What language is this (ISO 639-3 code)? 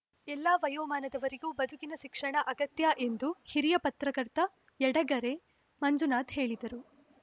kan